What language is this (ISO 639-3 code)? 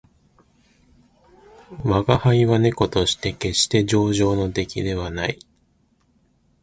jpn